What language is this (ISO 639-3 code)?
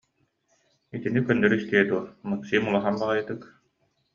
sah